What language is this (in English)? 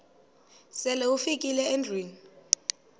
Xhosa